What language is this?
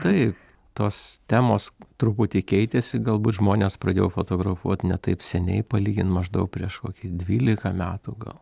Lithuanian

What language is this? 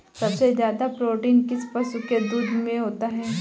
Hindi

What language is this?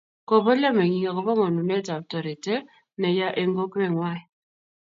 Kalenjin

